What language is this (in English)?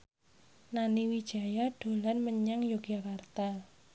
Javanese